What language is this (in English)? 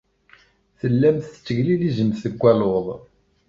Kabyle